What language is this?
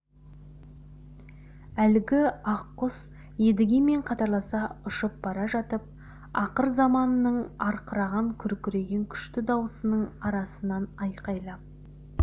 Kazakh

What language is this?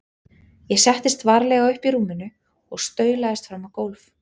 Icelandic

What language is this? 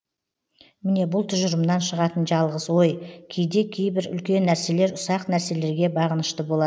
Kazakh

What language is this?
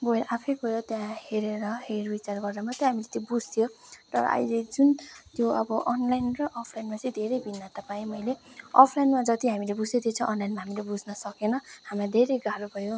Nepali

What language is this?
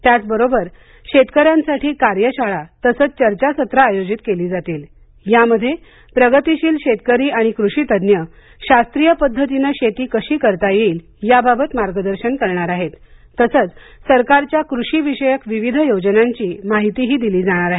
Marathi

